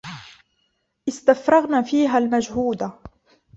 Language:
Arabic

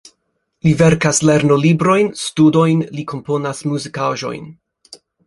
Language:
Esperanto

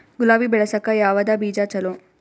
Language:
Kannada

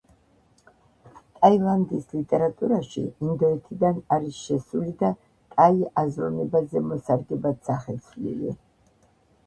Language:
Georgian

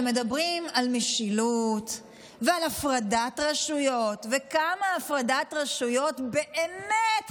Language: Hebrew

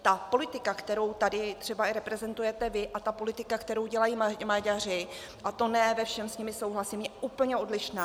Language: Czech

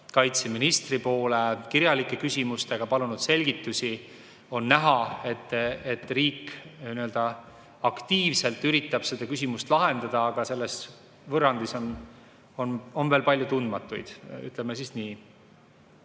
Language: Estonian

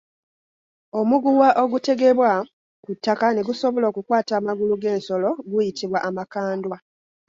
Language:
Ganda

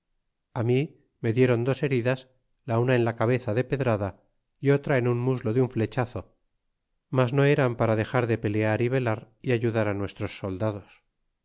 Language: Spanish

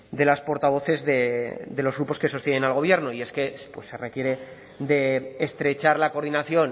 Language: Spanish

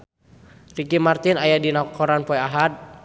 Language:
Sundanese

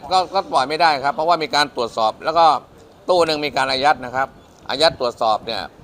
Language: Thai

